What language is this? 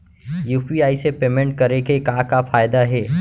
Chhattisgarhi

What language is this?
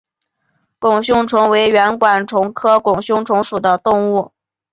Chinese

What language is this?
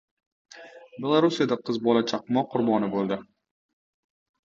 Uzbek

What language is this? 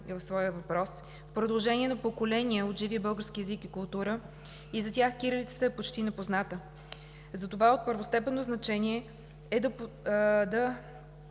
Bulgarian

